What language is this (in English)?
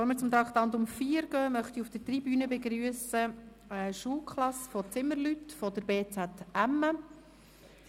Swiss German